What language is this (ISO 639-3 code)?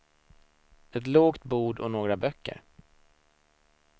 swe